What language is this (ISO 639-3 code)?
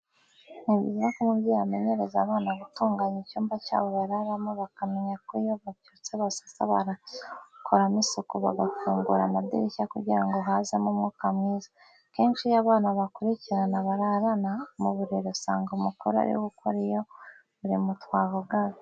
kin